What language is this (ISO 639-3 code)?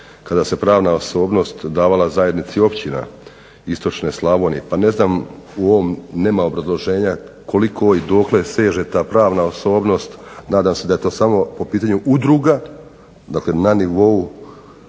hrv